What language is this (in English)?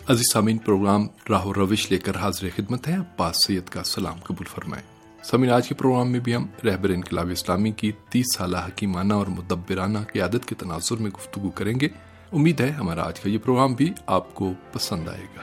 Urdu